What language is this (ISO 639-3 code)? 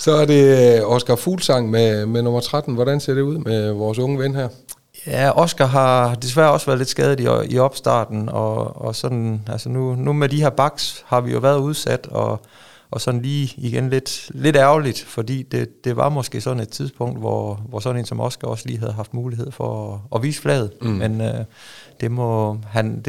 dan